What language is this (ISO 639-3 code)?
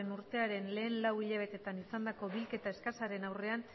eus